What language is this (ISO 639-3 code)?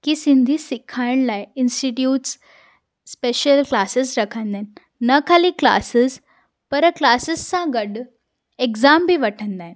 snd